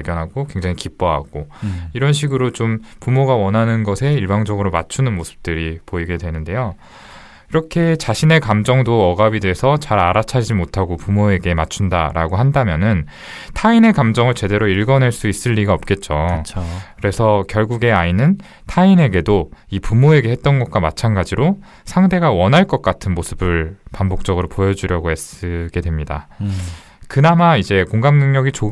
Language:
Korean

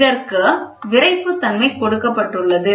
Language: Tamil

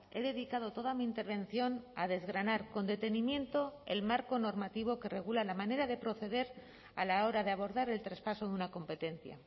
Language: Spanish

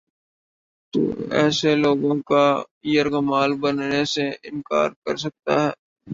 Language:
Urdu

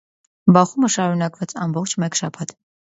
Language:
Armenian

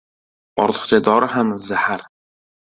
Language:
Uzbek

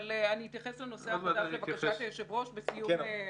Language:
Hebrew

